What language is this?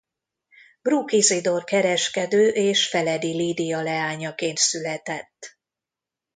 Hungarian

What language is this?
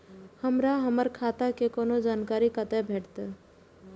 Maithili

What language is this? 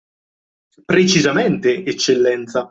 Italian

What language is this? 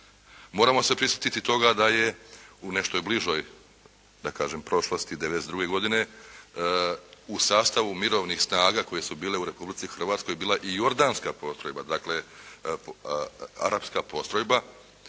Croatian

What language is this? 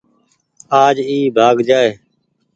Goaria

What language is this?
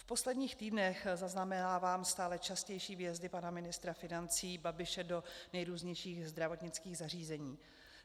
Czech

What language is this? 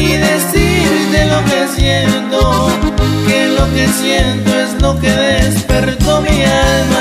Spanish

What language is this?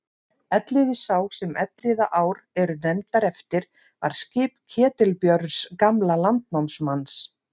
Icelandic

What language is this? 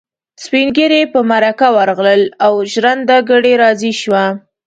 Pashto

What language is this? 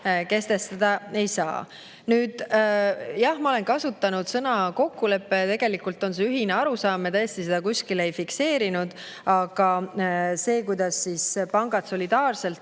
Estonian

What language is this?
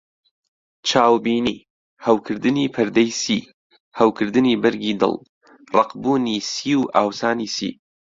Central Kurdish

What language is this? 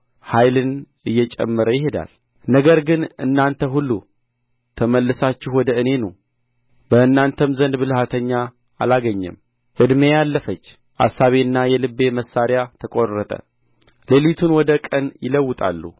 Amharic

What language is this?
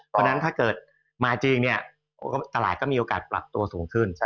Thai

